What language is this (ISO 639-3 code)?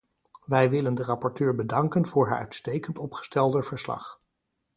nld